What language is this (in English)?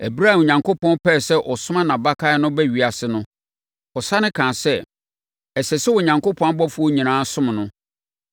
Akan